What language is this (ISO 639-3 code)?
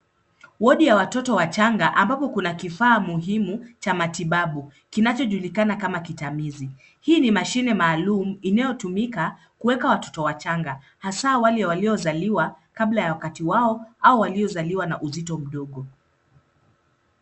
swa